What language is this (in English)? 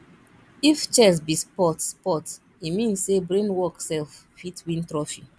Nigerian Pidgin